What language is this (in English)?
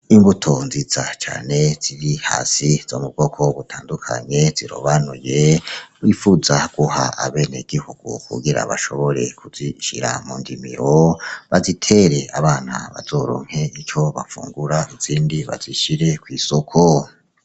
Rundi